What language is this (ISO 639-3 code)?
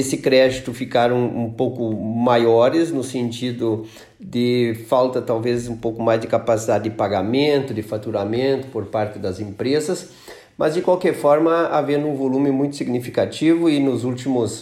por